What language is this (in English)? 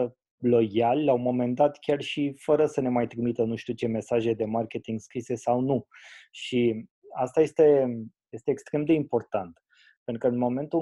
Romanian